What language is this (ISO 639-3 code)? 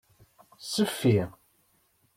kab